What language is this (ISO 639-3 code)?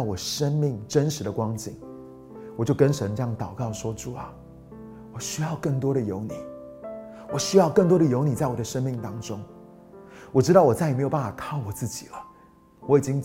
zho